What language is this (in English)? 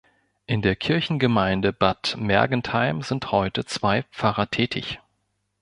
German